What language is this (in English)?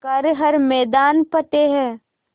Hindi